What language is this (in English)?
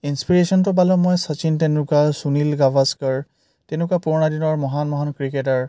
Assamese